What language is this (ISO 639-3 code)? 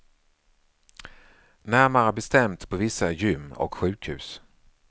swe